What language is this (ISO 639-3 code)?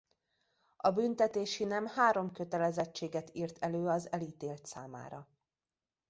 hun